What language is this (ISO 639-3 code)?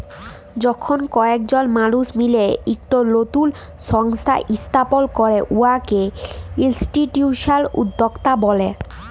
ben